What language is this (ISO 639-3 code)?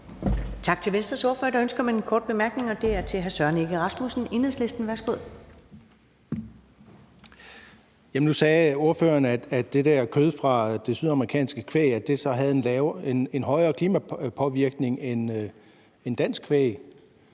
dan